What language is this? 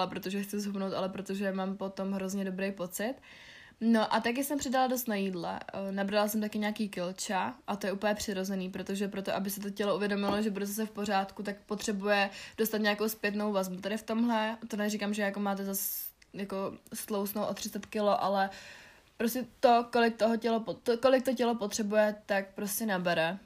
Czech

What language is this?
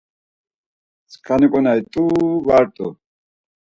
Laz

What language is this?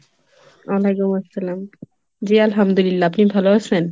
Bangla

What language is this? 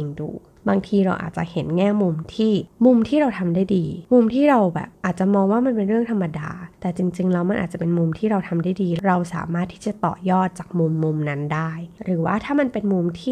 Thai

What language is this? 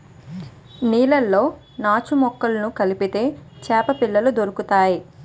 Telugu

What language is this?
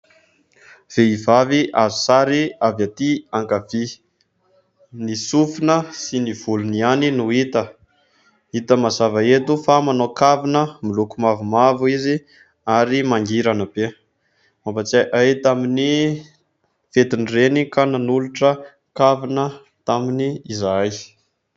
Malagasy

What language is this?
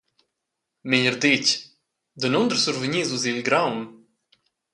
Romansh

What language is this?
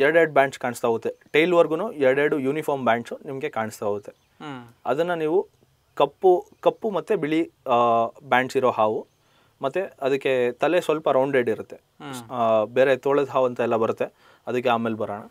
Kannada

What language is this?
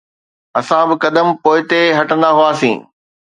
Sindhi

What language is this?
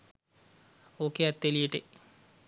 Sinhala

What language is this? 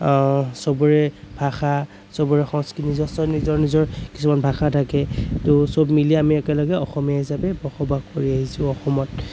Assamese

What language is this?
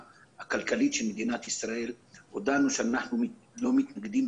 Hebrew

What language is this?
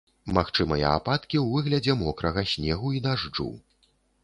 Belarusian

